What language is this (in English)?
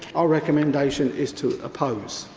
English